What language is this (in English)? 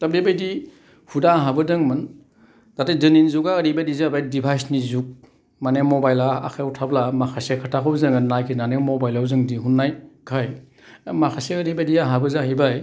Bodo